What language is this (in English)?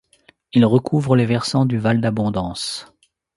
French